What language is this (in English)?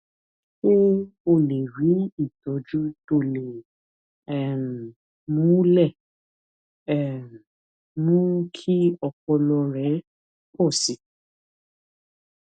Yoruba